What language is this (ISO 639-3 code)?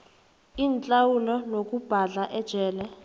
nbl